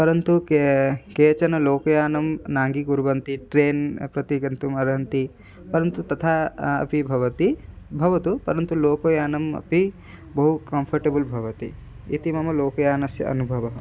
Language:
Sanskrit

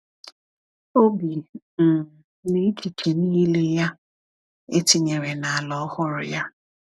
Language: Igbo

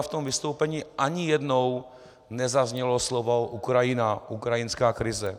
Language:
Czech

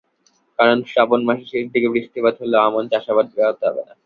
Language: Bangla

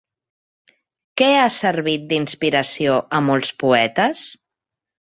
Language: Catalan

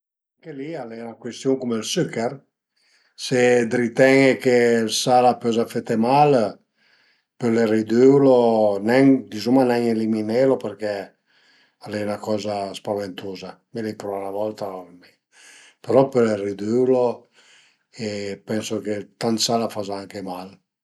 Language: Piedmontese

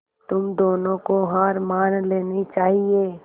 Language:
Hindi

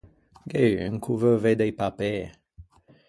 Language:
Ligurian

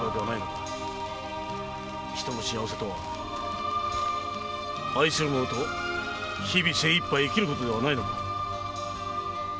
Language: Japanese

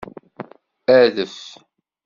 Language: Kabyle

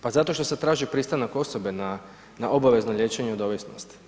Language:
Croatian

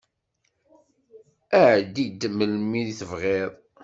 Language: Kabyle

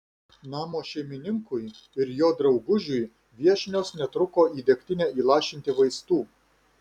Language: Lithuanian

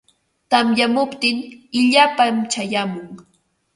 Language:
Ambo-Pasco Quechua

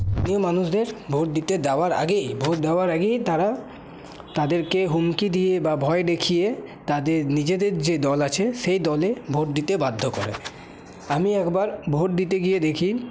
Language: Bangla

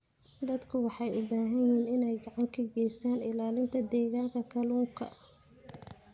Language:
Somali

